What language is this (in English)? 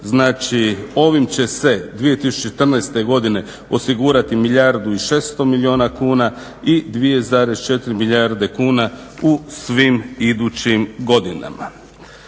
Croatian